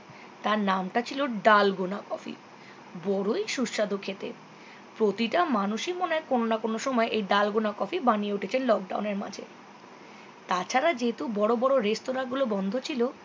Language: Bangla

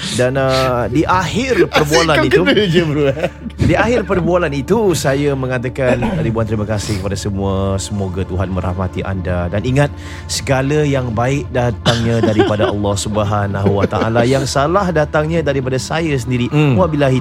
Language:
Malay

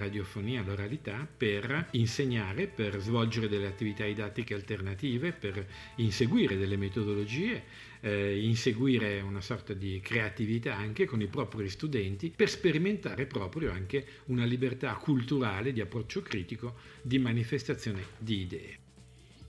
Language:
Italian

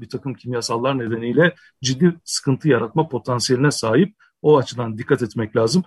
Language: Turkish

